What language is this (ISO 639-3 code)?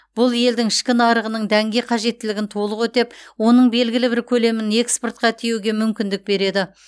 kaz